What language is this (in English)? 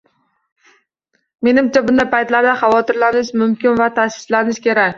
Uzbek